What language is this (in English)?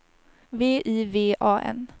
Swedish